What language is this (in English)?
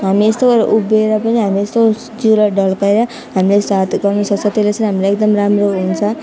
Nepali